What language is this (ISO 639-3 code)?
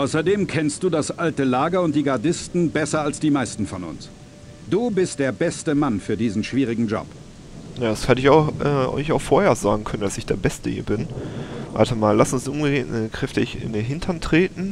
deu